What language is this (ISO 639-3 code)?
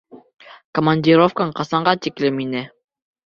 bak